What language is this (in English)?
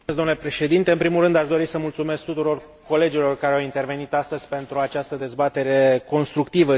Romanian